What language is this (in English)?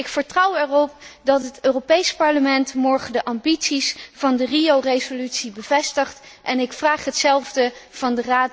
Dutch